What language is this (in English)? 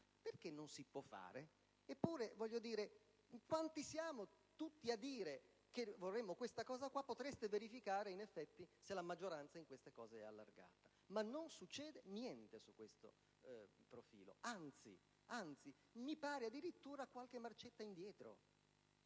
Italian